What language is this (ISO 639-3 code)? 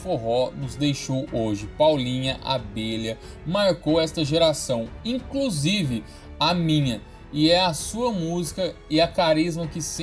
por